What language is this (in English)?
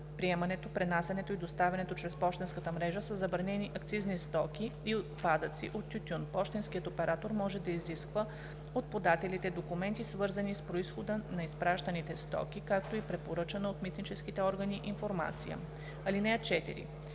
Bulgarian